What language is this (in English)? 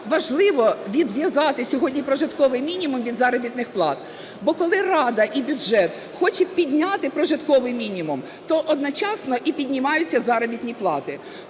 Ukrainian